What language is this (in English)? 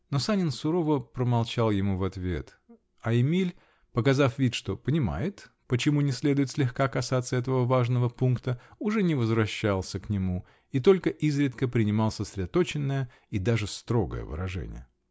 Russian